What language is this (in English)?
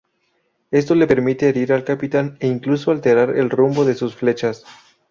Spanish